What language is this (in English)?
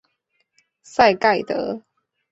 Chinese